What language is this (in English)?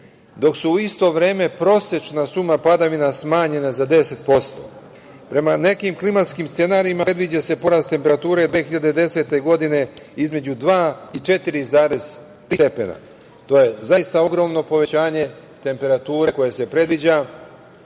Serbian